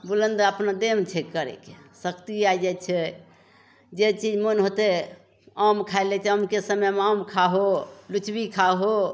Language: Maithili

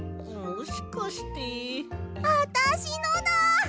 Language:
Japanese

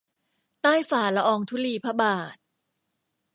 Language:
Thai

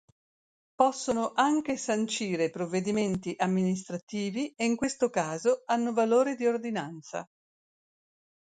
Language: Italian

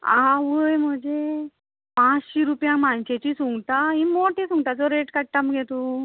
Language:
Konkani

